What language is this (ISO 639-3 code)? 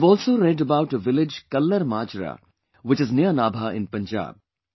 eng